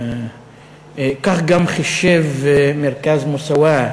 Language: Hebrew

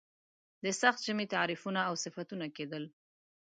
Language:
Pashto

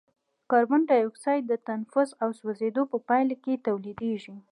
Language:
Pashto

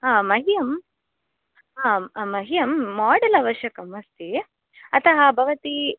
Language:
Sanskrit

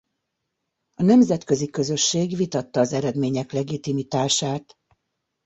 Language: Hungarian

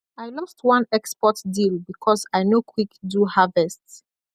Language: Nigerian Pidgin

